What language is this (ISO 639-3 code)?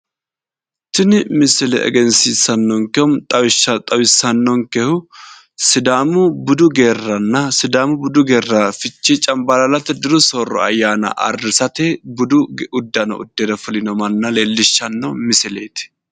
sid